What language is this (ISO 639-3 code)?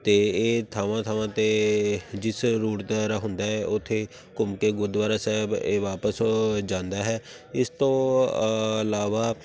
pan